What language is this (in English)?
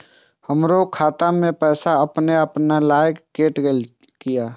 Maithili